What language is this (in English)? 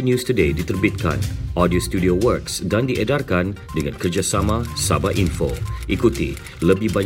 Malay